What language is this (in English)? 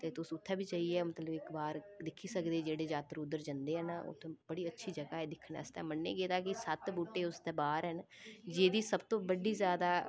Dogri